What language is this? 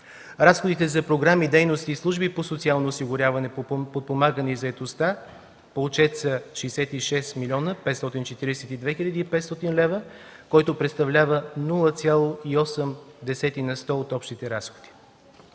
Bulgarian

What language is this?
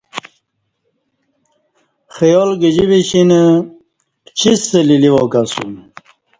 Kati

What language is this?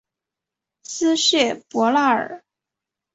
Chinese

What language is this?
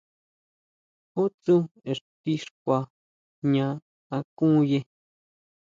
Huautla Mazatec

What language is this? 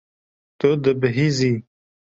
Kurdish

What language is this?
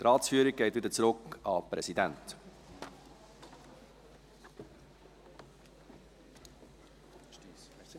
Swiss German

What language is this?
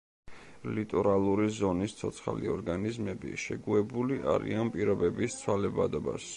Georgian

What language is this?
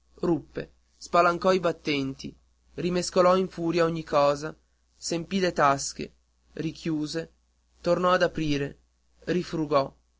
Italian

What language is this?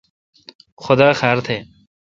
Kalkoti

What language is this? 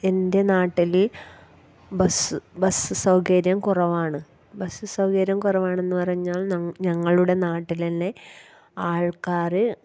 Malayalam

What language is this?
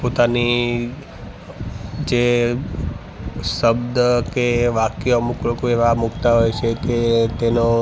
Gujarati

